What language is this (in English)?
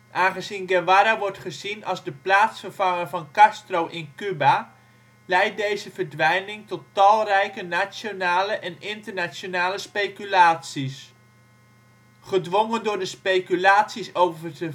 Dutch